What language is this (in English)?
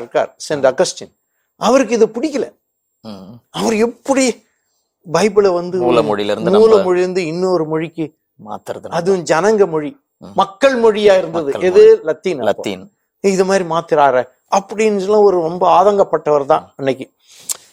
Tamil